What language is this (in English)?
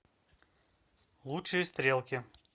Russian